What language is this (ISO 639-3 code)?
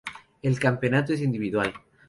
spa